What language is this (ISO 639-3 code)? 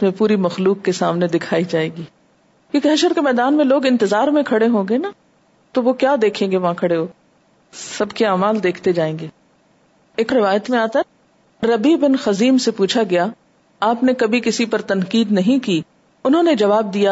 urd